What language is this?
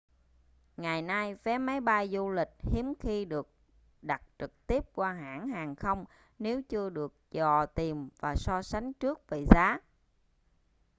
Vietnamese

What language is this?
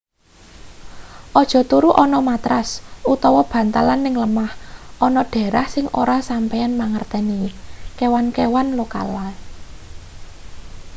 Javanese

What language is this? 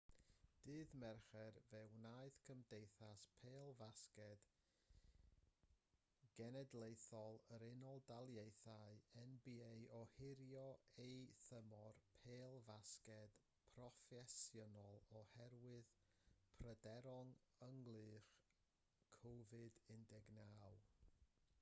Welsh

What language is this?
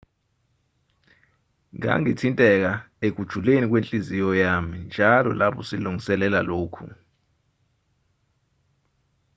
Zulu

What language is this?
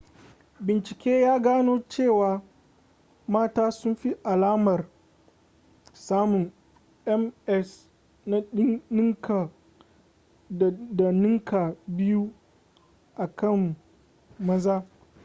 Hausa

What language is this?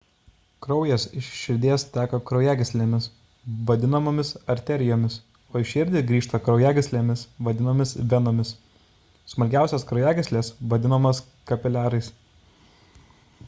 Lithuanian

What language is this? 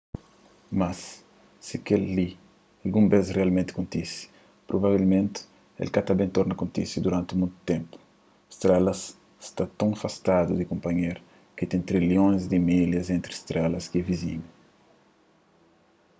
Kabuverdianu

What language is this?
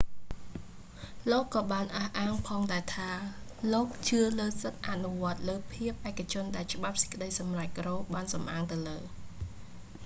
Khmer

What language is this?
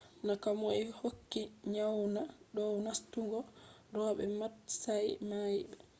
Fula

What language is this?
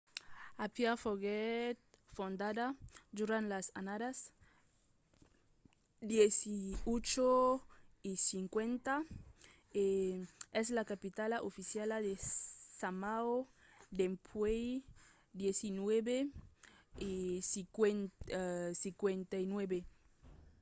Occitan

